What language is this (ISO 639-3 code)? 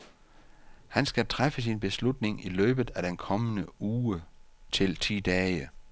dan